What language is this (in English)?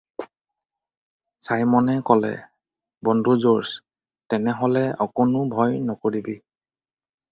Assamese